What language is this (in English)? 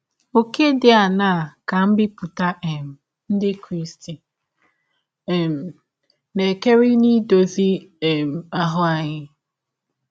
Igbo